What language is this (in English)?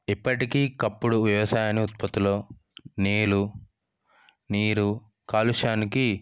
Telugu